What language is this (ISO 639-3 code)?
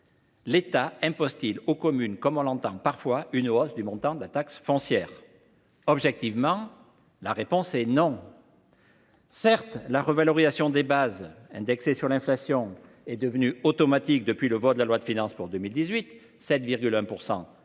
fra